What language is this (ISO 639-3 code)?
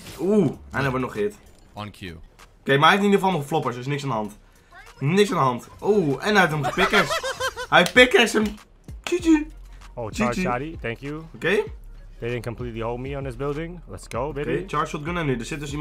nld